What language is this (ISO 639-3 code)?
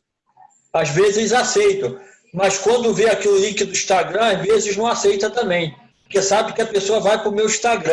por